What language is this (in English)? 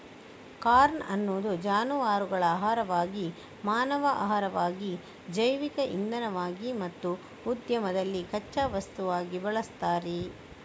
Kannada